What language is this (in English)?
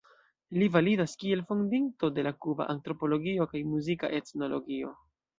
Esperanto